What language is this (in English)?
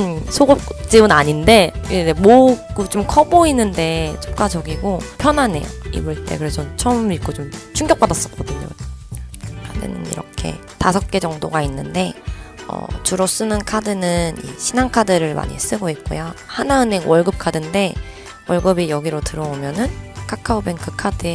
Korean